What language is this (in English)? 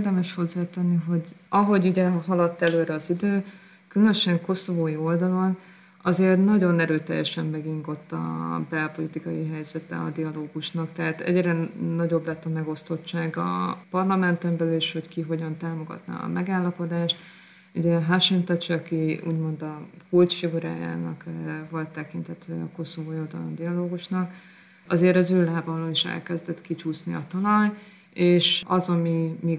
Hungarian